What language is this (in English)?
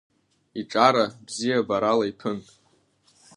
Abkhazian